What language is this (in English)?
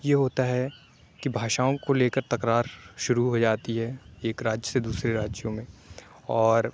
Urdu